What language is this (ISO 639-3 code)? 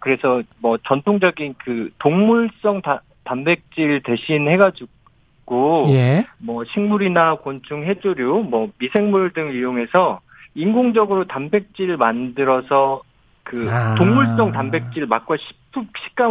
kor